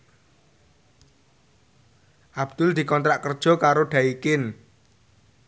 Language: Javanese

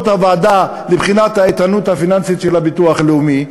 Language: Hebrew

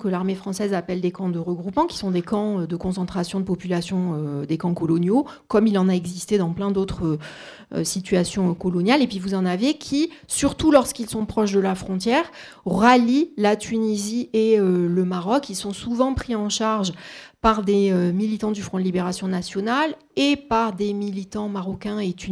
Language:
French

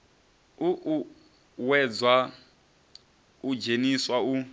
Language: Venda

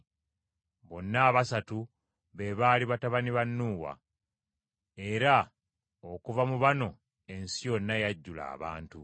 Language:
Ganda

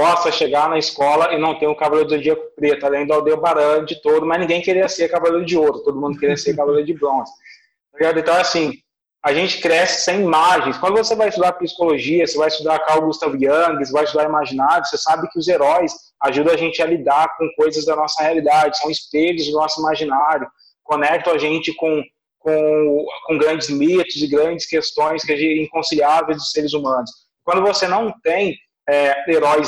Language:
Portuguese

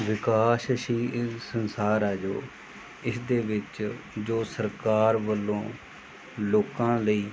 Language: Punjabi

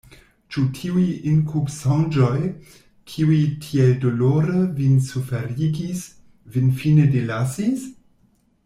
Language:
Esperanto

